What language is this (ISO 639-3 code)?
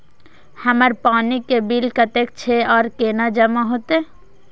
mai